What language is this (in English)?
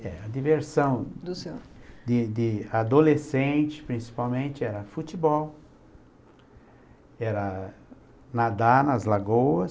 Portuguese